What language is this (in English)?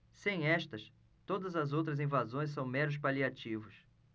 Portuguese